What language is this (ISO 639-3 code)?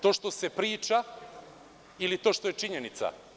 srp